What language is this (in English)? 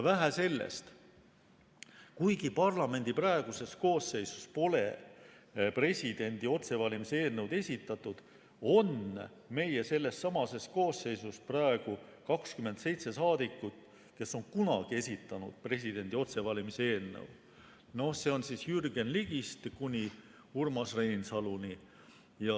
Estonian